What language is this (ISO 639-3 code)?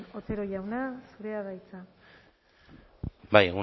eus